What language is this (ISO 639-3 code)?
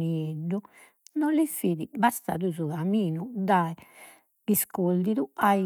srd